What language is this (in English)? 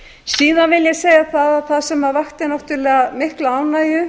Icelandic